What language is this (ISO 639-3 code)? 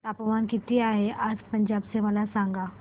mar